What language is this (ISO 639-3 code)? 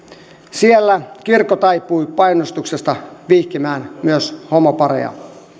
fin